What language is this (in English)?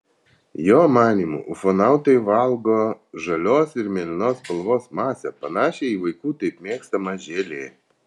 Lithuanian